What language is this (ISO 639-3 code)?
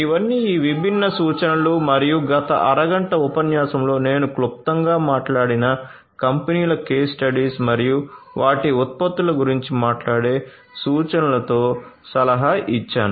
tel